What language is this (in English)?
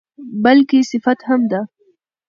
Pashto